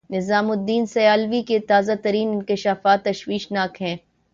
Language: Urdu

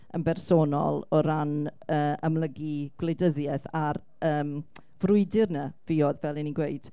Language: Welsh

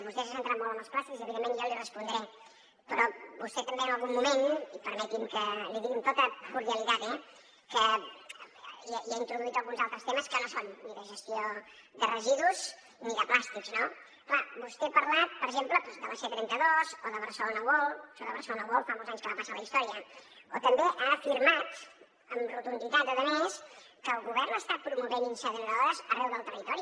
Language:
Catalan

